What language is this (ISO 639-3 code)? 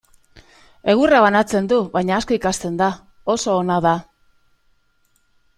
eus